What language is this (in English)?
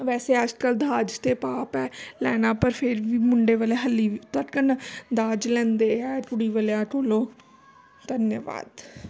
Punjabi